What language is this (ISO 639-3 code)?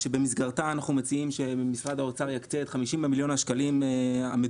heb